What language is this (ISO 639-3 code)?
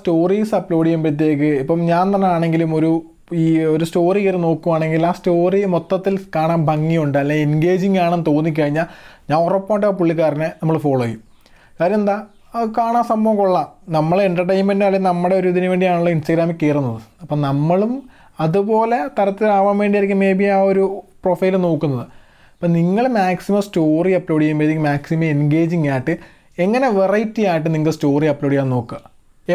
mal